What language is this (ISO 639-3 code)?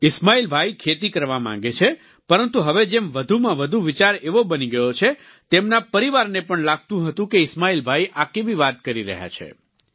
guj